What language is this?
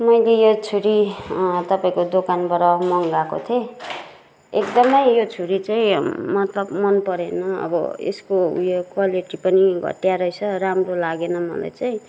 Nepali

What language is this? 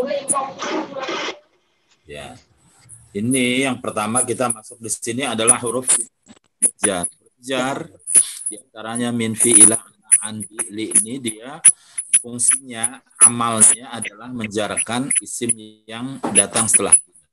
Indonesian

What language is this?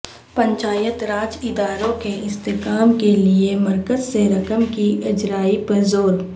Urdu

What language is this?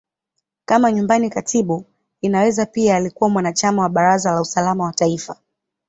Swahili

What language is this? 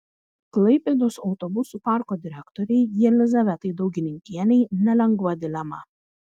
Lithuanian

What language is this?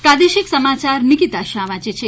Gujarati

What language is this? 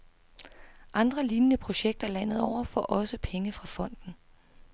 Danish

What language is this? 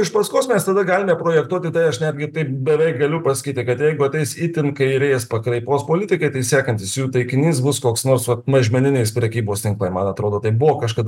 Lithuanian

